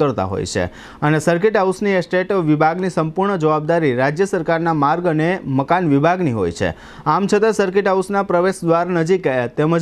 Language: Hindi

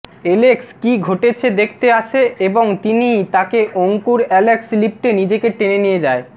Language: Bangla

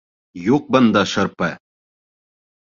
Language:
Bashkir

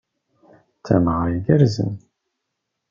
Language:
Kabyle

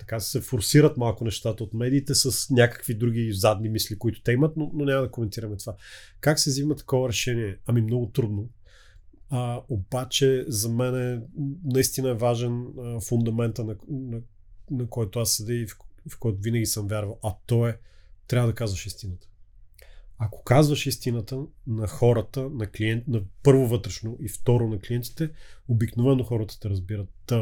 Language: Bulgarian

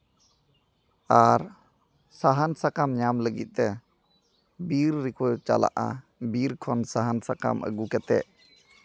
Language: Santali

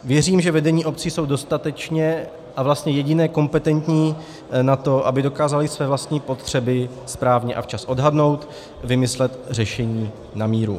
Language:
Czech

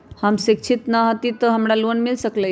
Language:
Magahi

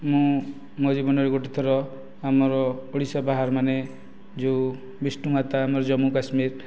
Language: Odia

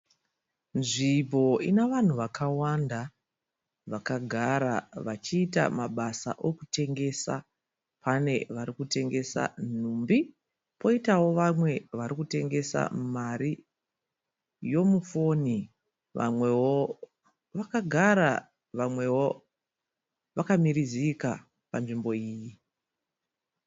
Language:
Shona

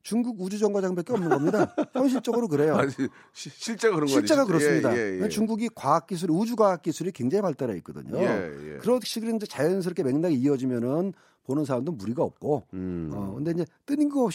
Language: Korean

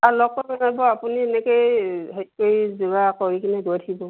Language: Assamese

